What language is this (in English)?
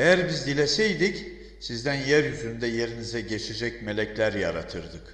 Turkish